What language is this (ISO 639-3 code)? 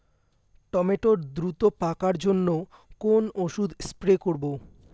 ben